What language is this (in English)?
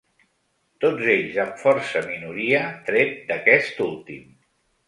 Catalan